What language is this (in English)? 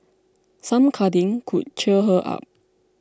English